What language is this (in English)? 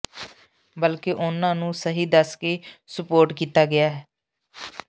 Punjabi